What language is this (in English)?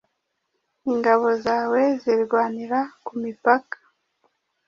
Kinyarwanda